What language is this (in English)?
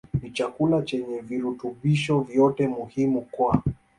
Swahili